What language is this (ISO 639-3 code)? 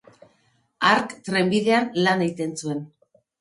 eus